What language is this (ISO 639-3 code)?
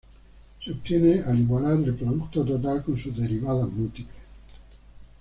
spa